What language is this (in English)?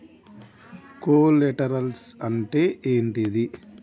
Telugu